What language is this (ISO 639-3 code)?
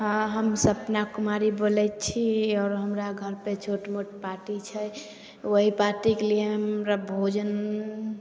mai